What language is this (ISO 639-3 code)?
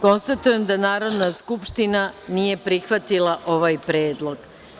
srp